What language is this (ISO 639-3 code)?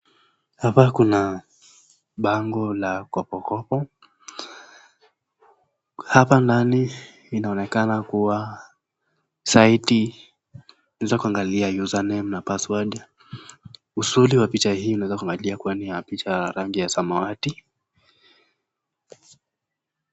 swa